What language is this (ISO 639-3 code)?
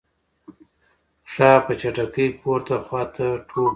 pus